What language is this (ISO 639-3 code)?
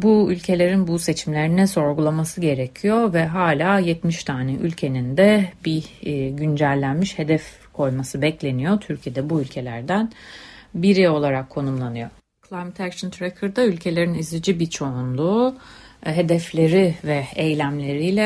tur